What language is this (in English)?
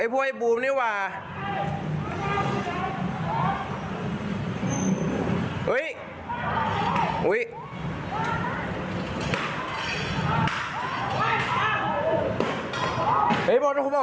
Thai